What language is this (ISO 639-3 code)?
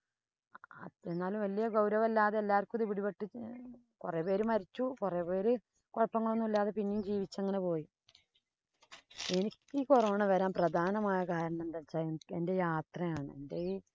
mal